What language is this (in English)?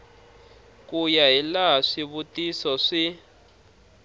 Tsonga